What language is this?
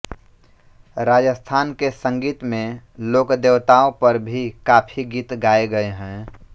Hindi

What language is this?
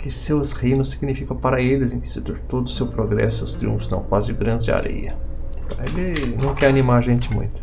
Portuguese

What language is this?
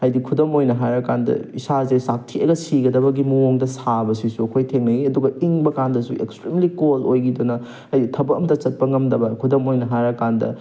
Manipuri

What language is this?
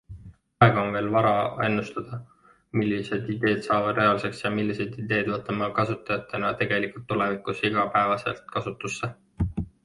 Estonian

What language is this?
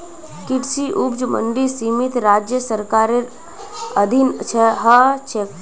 Magahi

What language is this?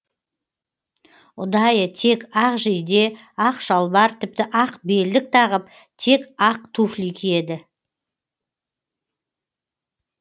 Kazakh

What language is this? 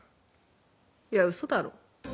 Japanese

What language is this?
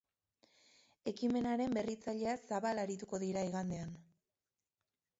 Basque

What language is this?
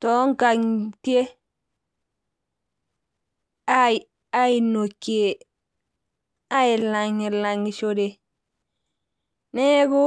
Masai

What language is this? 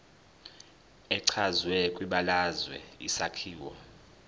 Zulu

